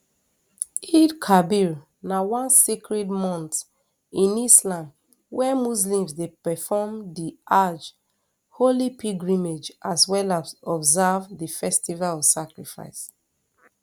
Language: Nigerian Pidgin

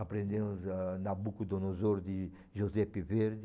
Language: Portuguese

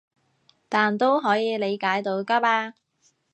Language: Cantonese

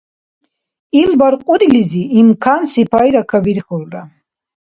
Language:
Dargwa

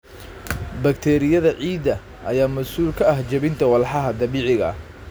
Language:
Somali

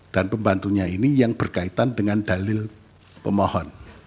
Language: Indonesian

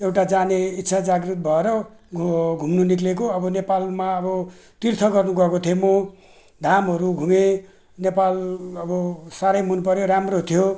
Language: Nepali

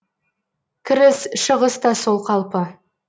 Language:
Kazakh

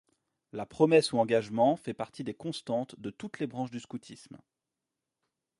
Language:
French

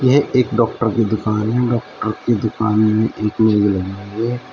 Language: Hindi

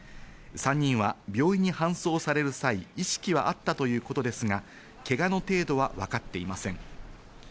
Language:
Japanese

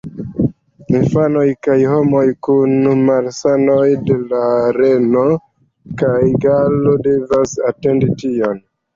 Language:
Esperanto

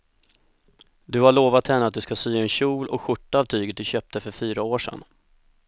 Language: Swedish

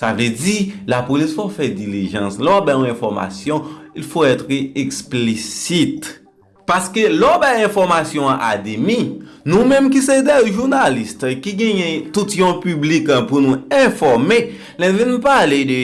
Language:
French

